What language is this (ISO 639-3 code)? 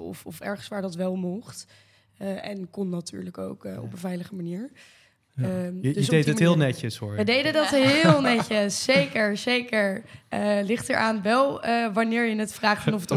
nld